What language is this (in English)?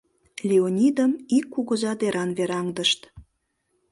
Mari